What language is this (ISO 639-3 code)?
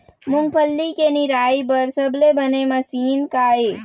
hne